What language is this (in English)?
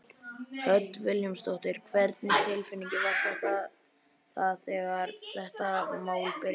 Icelandic